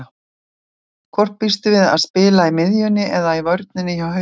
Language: Icelandic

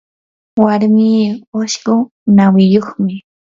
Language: Yanahuanca Pasco Quechua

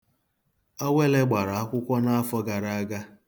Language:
Igbo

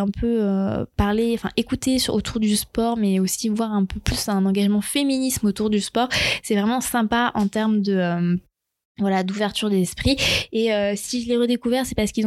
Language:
French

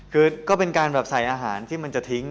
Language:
Thai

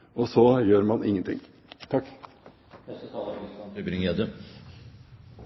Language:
Norwegian Bokmål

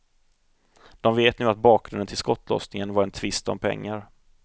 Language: Swedish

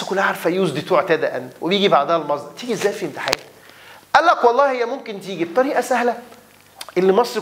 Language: Arabic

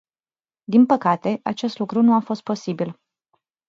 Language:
Romanian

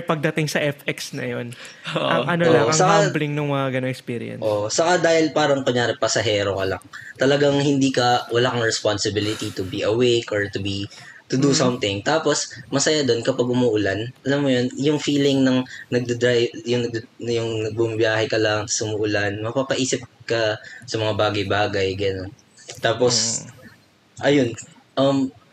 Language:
Filipino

